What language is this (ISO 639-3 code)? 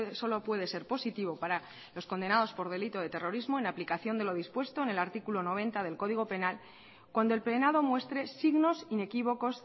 spa